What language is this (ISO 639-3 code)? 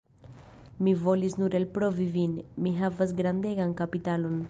epo